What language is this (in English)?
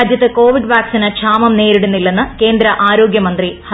Malayalam